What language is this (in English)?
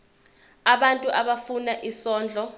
Zulu